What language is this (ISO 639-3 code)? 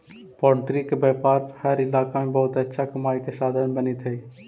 mag